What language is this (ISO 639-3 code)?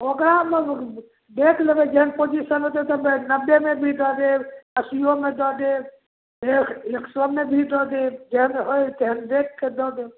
mai